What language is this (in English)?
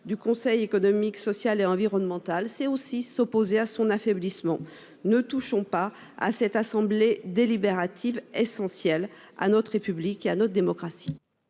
French